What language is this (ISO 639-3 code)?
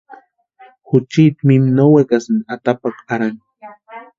pua